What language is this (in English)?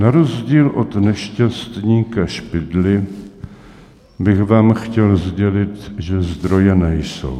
Czech